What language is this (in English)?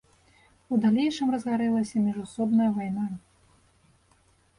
Belarusian